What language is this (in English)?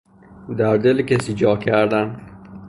Persian